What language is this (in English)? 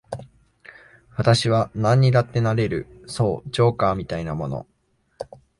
Japanese